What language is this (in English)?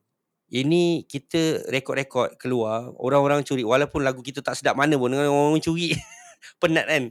Malay